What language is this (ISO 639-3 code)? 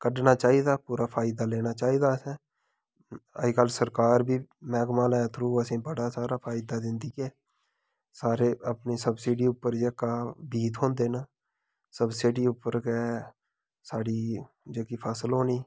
doi